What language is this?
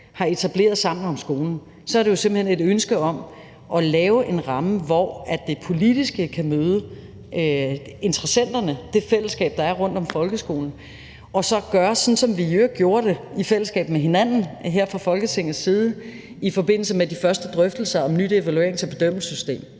Danish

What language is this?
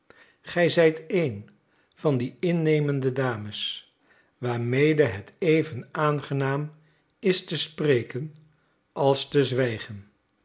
Dutch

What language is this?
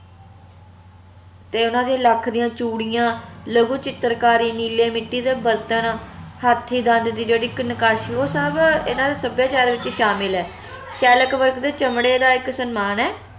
Punjabi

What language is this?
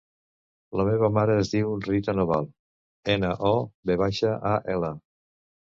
Catalan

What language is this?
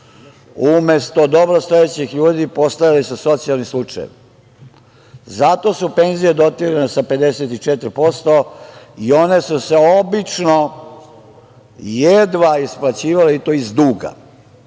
Serbian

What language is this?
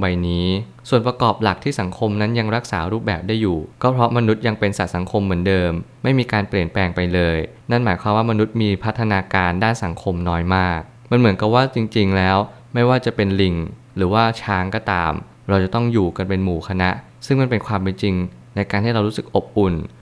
Thai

